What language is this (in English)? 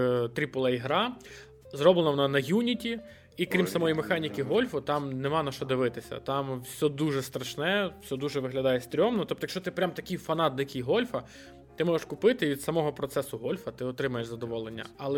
Ukrainian